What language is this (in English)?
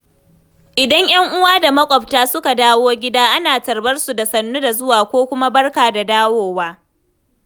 Hausa